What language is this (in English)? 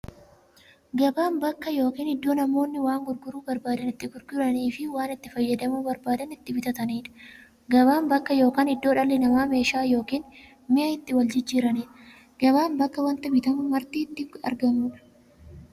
Oromo